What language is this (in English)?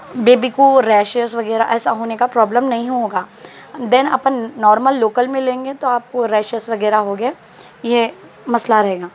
Urdu